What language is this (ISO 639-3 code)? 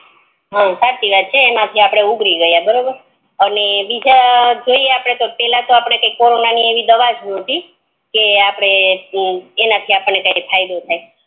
guj